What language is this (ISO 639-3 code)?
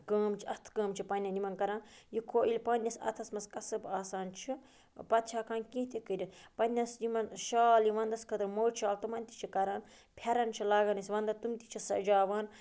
kas